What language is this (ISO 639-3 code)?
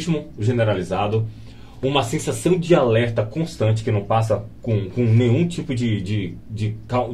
por